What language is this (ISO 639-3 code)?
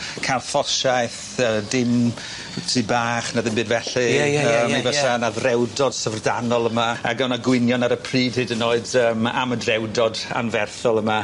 cym